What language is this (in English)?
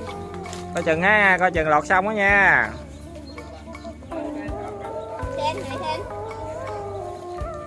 Vietnamese